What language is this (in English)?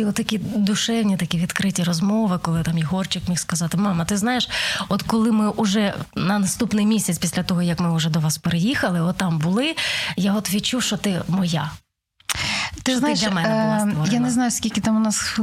Ukrainian